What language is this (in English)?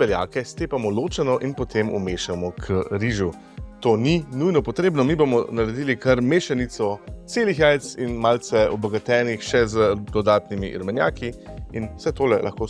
Slovenian